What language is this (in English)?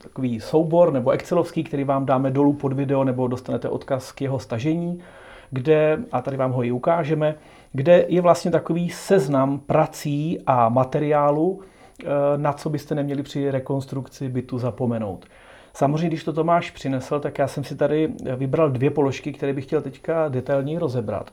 Czech